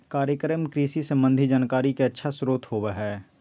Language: Magahi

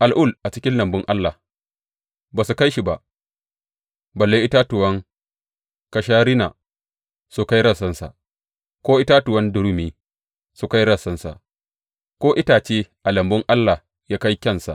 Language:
Hausa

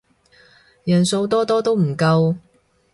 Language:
Cantonese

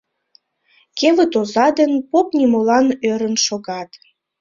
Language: Mari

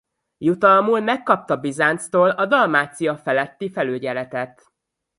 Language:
Hungarian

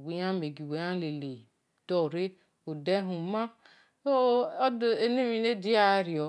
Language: Esan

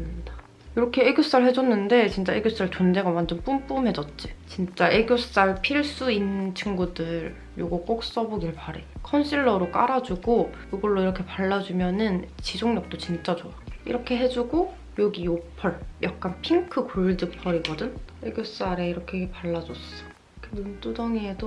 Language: Korean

